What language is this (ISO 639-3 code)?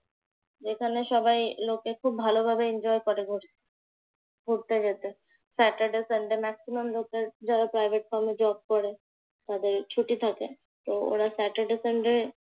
ben